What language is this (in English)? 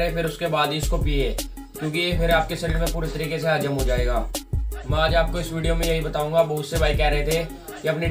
Hindi